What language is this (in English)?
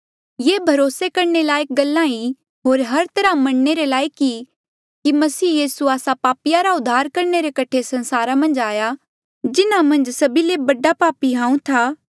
Mandeali